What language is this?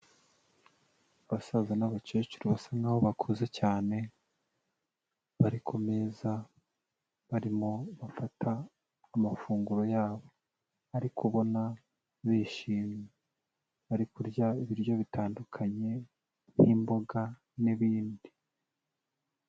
Kinyarwanda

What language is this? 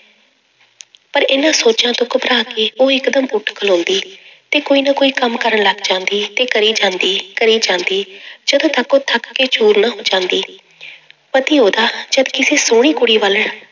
Punjabi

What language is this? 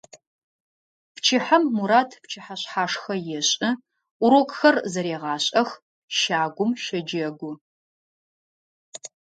Adyghe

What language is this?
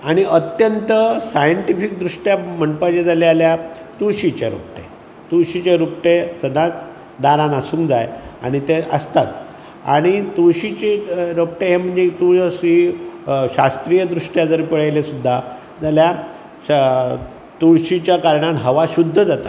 Konkani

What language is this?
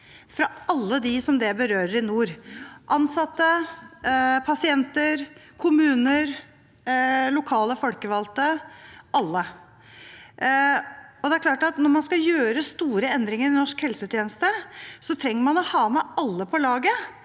Norwegian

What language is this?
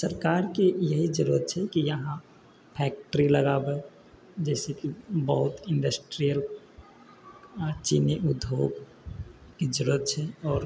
Maithili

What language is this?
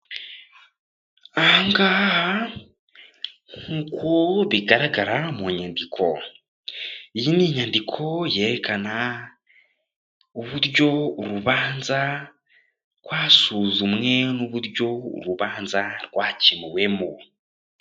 Kinyarwanda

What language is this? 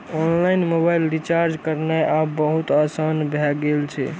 Maithili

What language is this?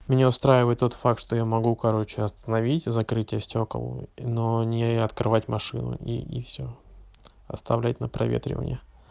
Russian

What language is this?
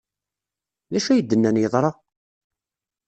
Kabyle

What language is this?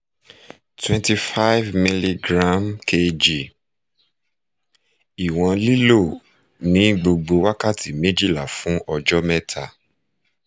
Yoruba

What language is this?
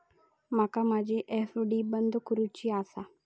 Marathi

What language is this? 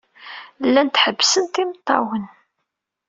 Kabyle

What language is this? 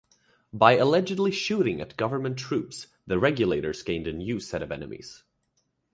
English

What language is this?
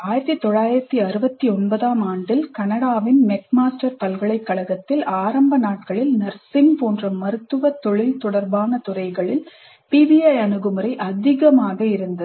Tamil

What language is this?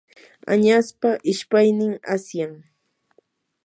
Yanahuanca Pasco Quechua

